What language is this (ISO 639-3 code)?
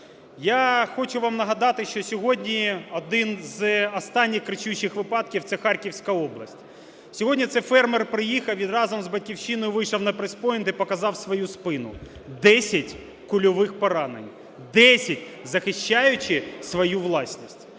ukr